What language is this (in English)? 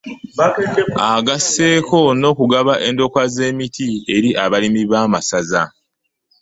Ganda